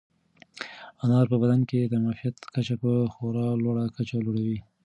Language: Pashto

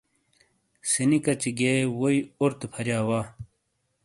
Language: Shina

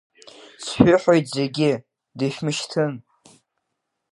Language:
Abkhazian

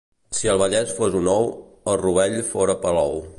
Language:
Catalan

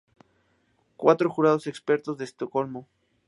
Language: Spanish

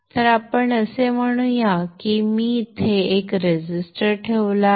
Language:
Marathi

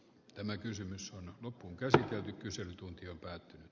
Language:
Finnish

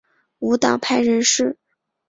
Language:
Chinese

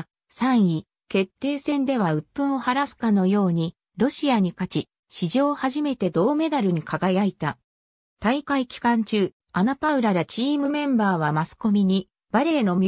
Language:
Japanese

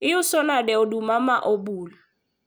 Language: Luo (Kenya and Tanzania)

